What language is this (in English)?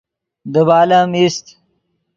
Yidgha